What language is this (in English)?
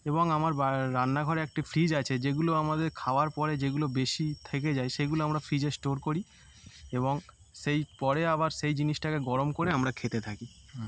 Bangla